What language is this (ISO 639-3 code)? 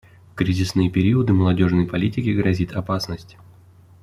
rus